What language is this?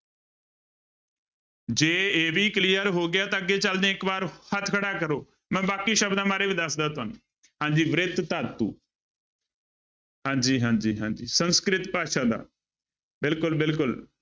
Punjabi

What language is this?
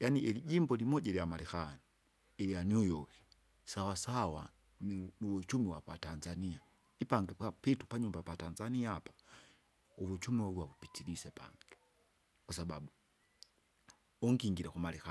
Kinga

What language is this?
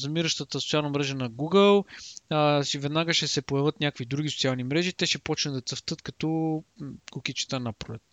Bulgarian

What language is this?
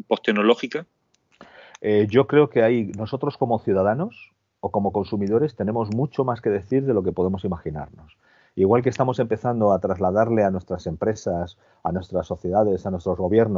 Spanish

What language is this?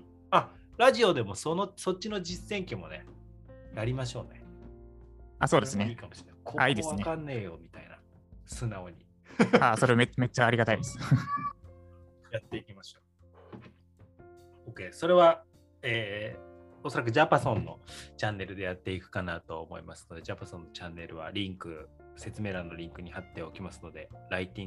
Japanese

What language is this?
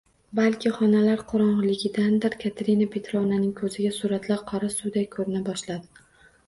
Uzbek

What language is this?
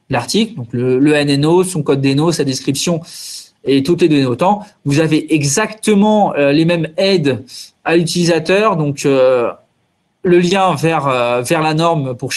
French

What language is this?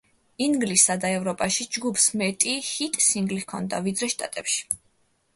Georgian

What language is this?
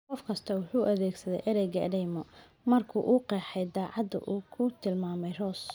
Somali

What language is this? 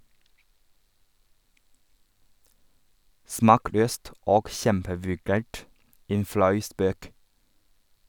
Norwegian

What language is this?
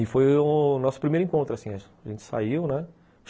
Portuguese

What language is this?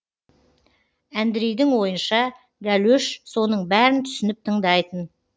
Kazakh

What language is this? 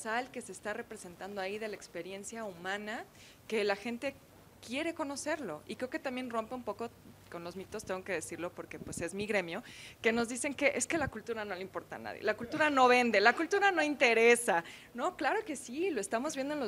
Spanish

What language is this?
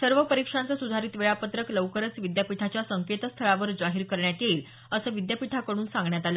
Marathi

